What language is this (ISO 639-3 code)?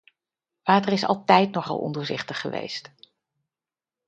nld